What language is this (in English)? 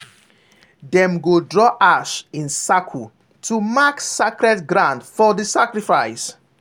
Nigerian Pidgin